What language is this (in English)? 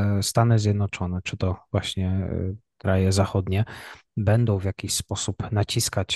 Polish